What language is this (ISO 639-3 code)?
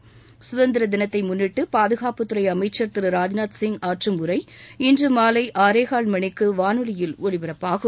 tam